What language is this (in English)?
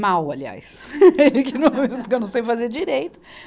Portuguese